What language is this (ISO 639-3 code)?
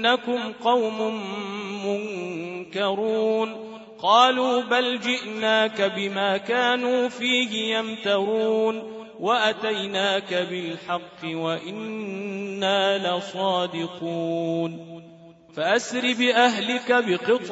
ara